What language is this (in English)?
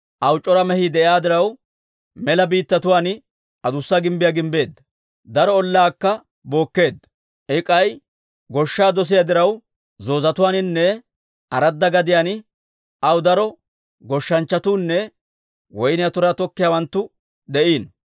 Dawro